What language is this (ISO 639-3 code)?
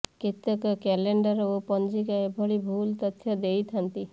ori